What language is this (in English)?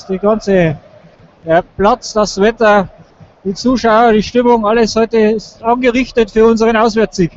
German